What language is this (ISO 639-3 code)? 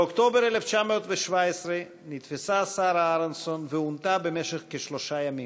heb